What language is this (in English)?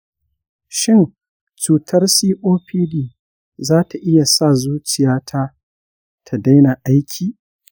Hausa